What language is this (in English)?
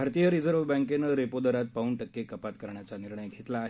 Marathi